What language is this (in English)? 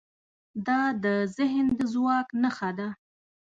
Pashto